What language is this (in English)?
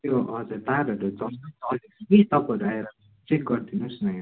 Nepali